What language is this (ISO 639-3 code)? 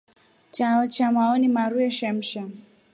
rof